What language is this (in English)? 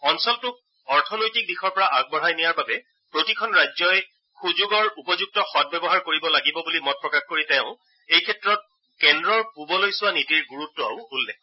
Assamese